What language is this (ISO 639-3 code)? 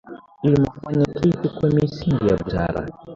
swa